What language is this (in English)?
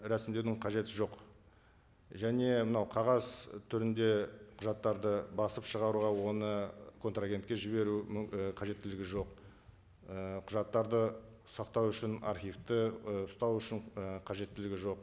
Kazakh